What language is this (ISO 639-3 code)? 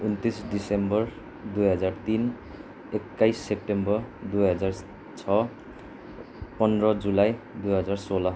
nep